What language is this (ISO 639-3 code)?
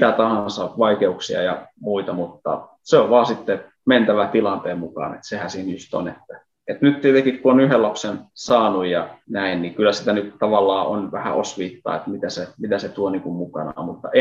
fin